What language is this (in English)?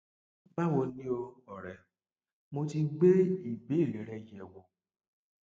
Yoruba